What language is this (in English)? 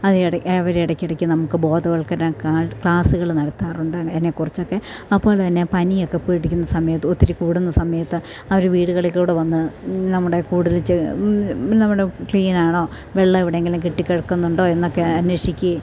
Malayalam